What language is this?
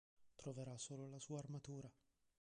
Italian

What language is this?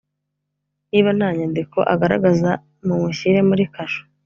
Kinyarwanda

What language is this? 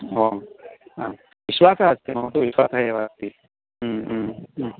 Sanskrit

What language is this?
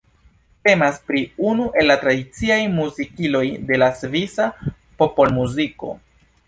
Esperanto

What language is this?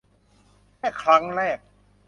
Thai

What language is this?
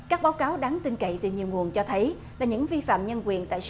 Vietnamese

